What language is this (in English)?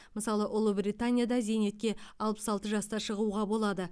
Kazakh